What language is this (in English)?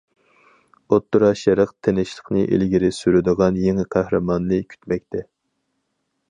Uyghur